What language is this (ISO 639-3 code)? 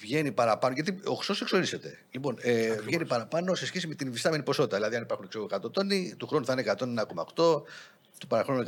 ell